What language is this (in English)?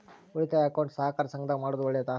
Kannada